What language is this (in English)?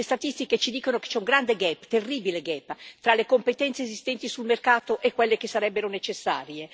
Italian